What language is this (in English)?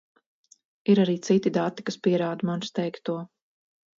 Latvian